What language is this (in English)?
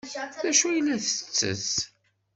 Kabyle